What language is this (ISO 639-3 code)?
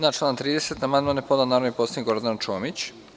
srp